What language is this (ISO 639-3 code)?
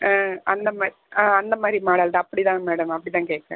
tam